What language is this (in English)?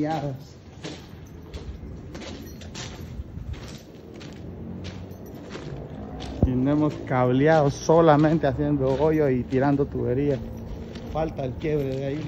Spanish